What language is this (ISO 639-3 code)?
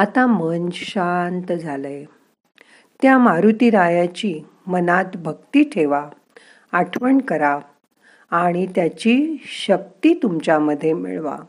mar